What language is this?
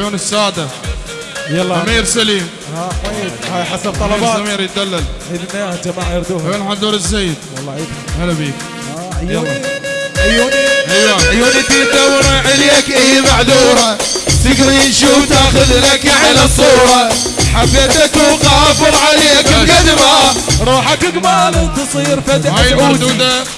Arabic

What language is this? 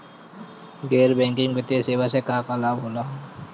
Bhojpuri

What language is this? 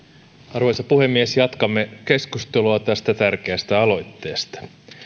Finnish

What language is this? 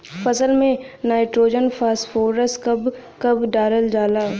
Bhojpuri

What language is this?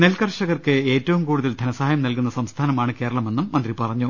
Malayalam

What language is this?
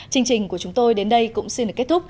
Vietnamese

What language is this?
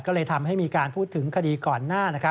Thai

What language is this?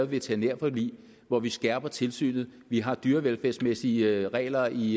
Danish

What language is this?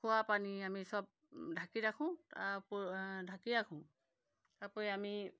Assamese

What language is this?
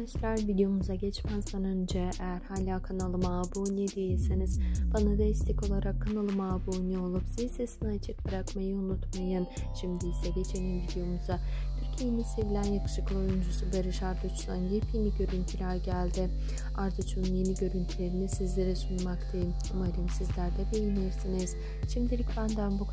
Turkish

